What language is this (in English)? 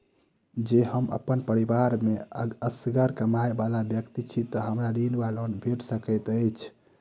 Maithili